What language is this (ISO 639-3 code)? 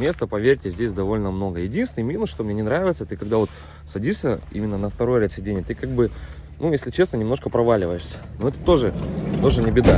rus